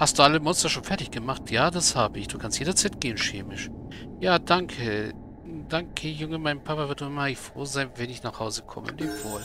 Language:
German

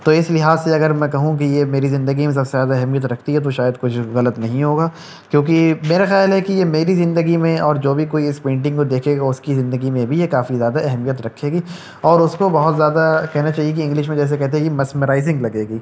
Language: Urdu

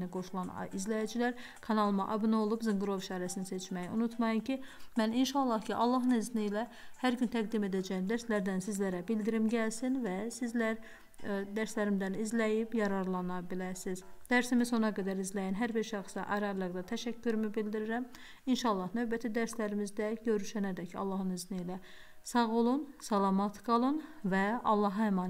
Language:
Turkish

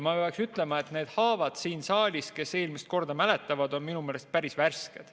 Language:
Estonian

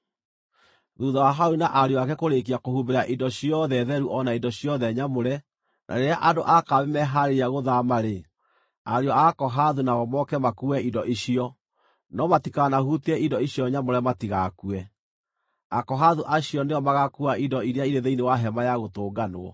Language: Kikuyu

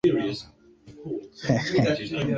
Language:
Ganda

